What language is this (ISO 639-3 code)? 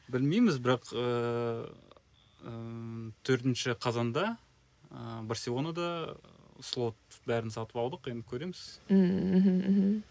kaz